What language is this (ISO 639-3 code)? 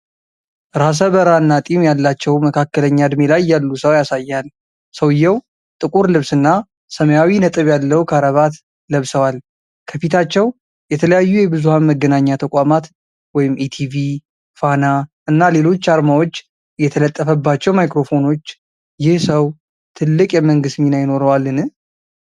amh